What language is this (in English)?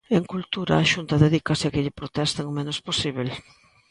Galician